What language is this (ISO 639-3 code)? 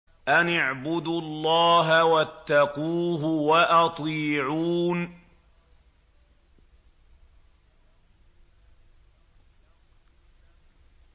ara